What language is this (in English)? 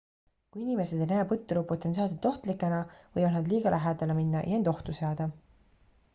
Estonian